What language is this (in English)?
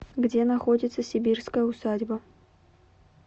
Russian